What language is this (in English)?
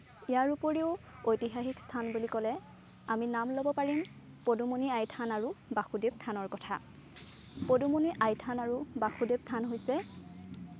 Assamese